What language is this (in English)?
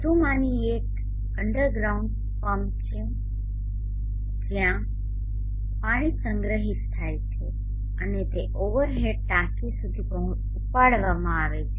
Gujarati